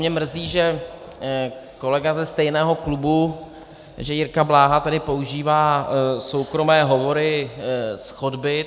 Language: Czech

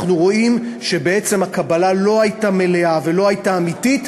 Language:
Hebrew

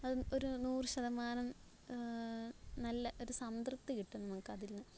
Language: Malayalam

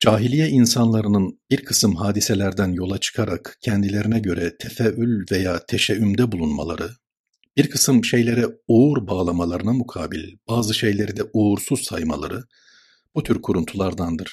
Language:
Turkish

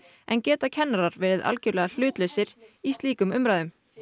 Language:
Icelandic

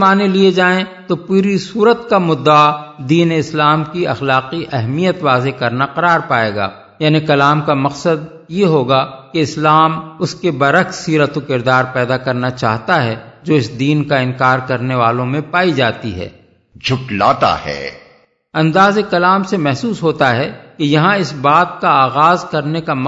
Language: Urdu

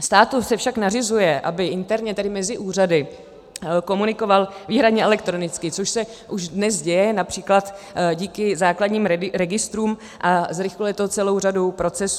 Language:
Czech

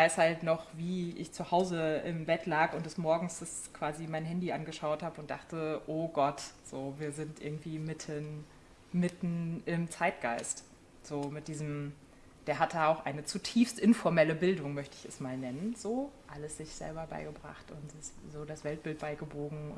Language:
German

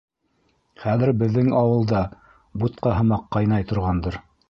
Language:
Bashkir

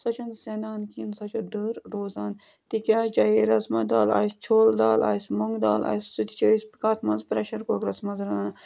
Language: Kashmiri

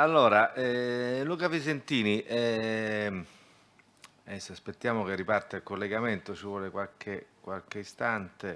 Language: Italian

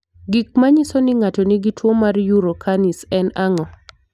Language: Luo (Kenya and Tanzania)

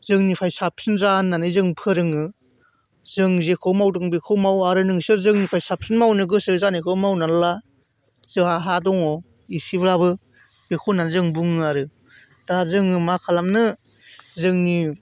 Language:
Bodo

